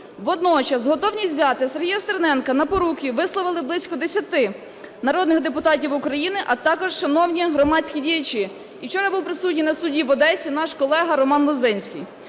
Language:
Ukrainian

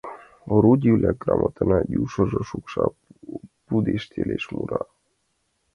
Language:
Mari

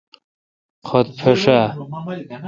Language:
Kalkoti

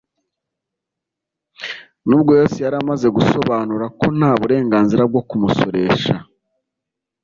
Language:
Kinyarwanda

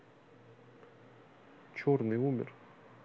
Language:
Russian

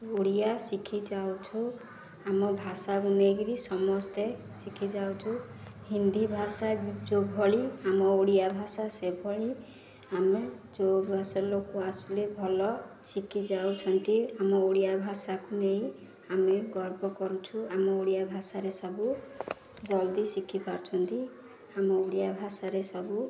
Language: Odia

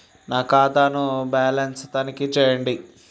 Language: Telugu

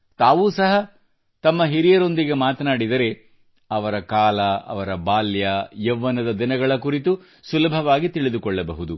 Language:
Kannada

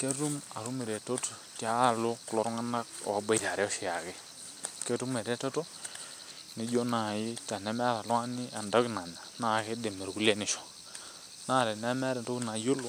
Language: Masai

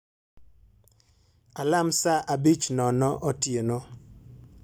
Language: Luo (Kenya and Tanzania)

